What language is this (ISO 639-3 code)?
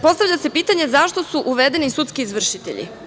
srp